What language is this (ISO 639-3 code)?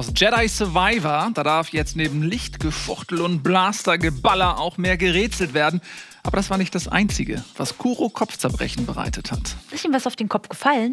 deu